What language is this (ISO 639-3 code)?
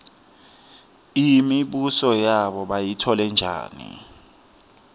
ssw